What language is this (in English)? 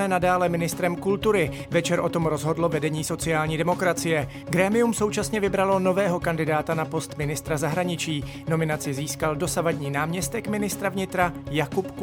Czech